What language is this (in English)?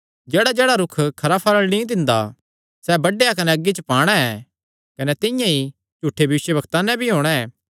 Kangri